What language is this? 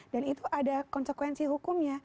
Indonesian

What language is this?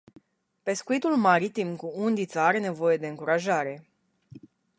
Romanian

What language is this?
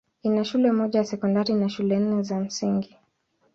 Swahili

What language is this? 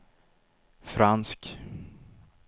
Swedish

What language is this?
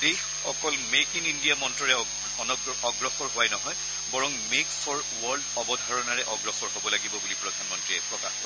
Assamese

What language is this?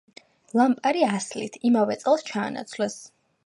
Georgian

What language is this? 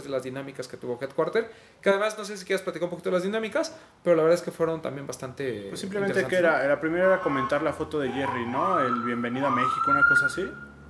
Spanish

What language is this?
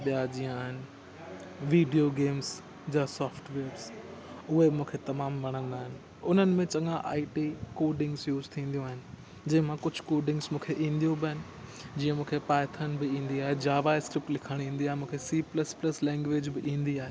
Sindhi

